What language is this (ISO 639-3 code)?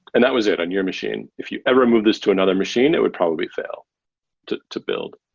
eng